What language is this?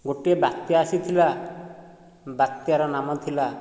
Odia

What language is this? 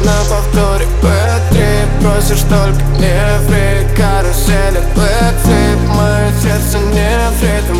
Russian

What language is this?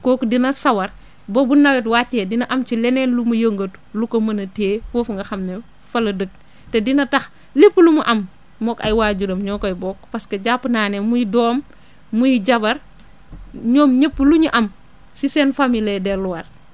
Wolof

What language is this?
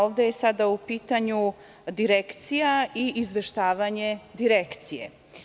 Serbian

